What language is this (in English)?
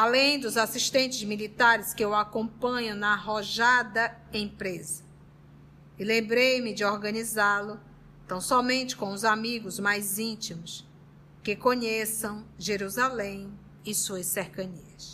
Portuguese